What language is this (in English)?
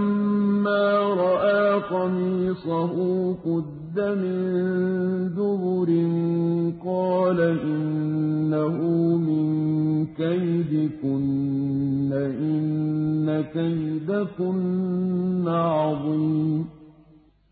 Arabic